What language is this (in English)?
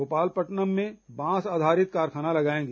Hindi